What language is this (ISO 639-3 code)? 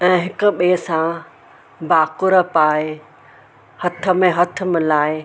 snd